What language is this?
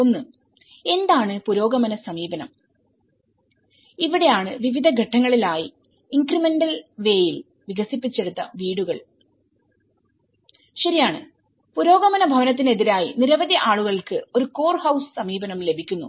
Malayalam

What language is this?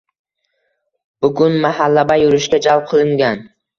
Uzbek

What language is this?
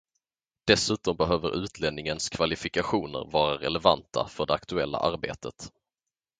Swedish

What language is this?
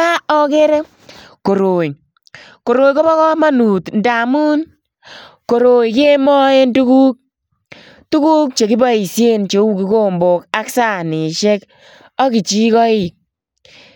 Kalenjin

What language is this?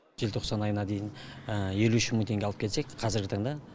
Kazakh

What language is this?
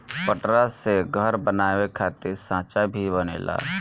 Bhojpuri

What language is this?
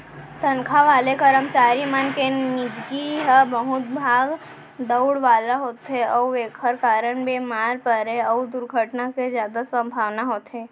Chhattisgarhi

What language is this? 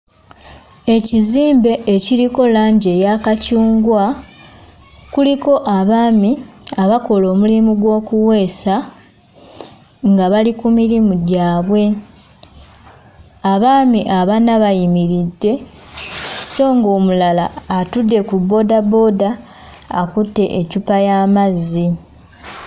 Ganda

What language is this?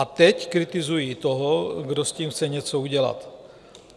Czech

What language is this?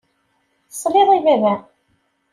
Kabyle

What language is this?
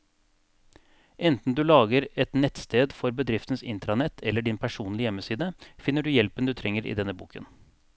Norwegian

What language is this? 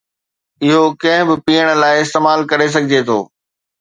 Sindhi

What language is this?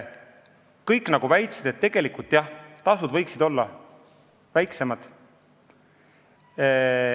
Estonian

